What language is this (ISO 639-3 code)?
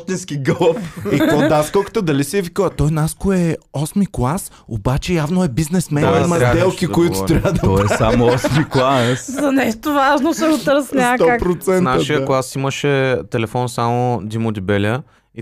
bul